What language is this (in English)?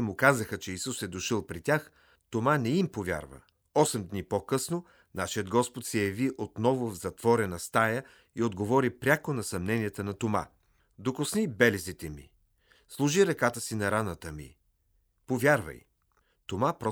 Bulgarian